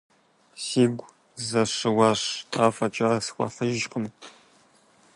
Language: Kabardian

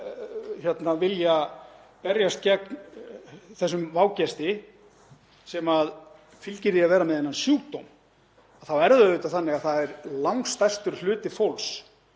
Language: Icelandic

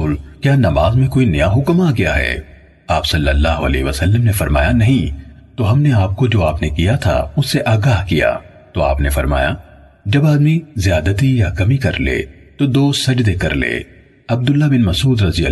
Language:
Urdu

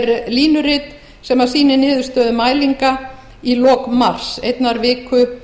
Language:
Icelandic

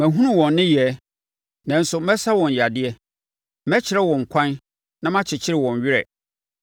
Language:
Akan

